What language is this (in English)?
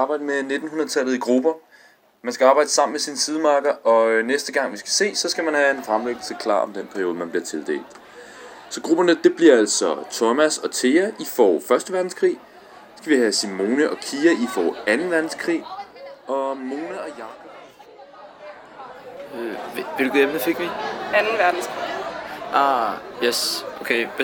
Danish